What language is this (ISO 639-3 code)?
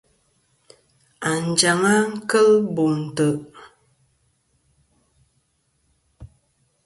bkm